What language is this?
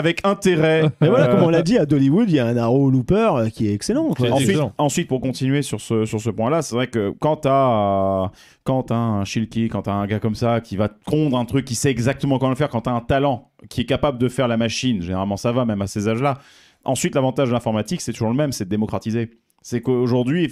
French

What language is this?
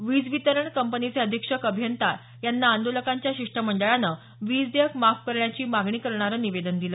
Marathi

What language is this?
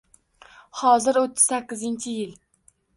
Uzbek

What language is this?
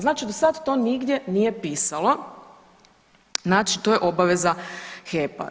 Croatian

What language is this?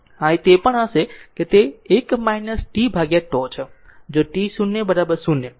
Gujarati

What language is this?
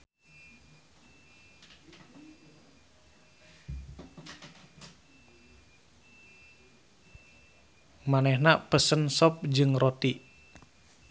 Sundanese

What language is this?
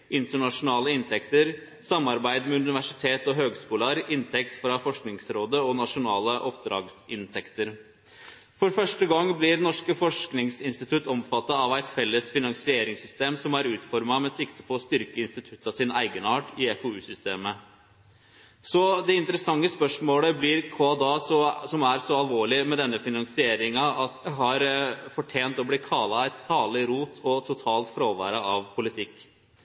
Norwegian Nynorsk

